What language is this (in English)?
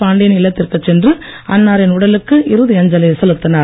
Tamil